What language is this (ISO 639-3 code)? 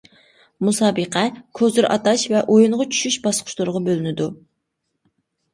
uig